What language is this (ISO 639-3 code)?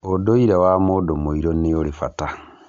kik